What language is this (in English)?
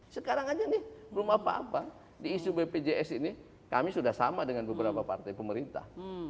Indonesian